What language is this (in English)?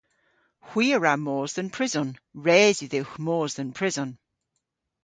Cornish